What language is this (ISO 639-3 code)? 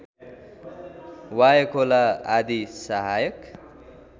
nep